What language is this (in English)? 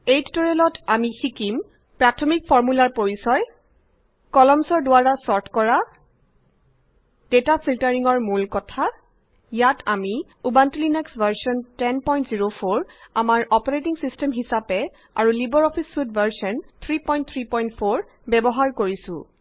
Assamese